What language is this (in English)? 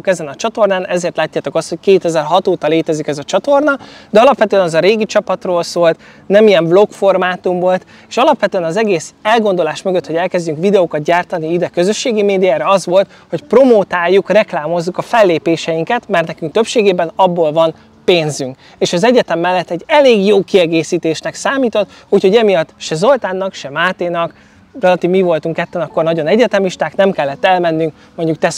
Hungarian